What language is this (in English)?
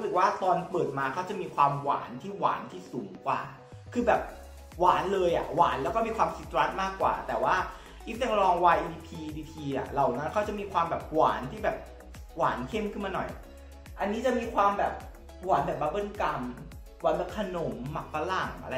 Thai